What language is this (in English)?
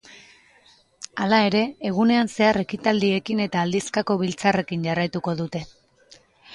Basque